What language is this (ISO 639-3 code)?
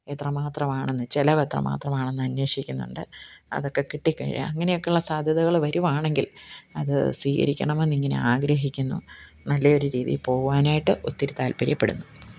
mal